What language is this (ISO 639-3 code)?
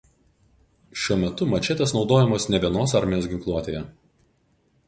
lit